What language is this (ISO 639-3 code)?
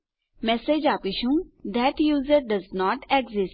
guj